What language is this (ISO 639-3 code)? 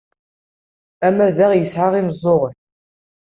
kab